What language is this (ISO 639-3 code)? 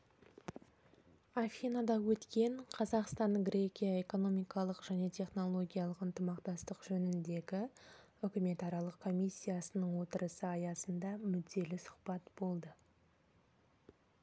kaz